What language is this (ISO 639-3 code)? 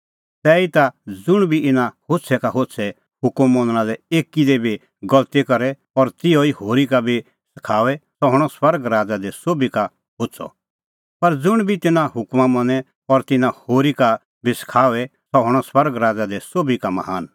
kfx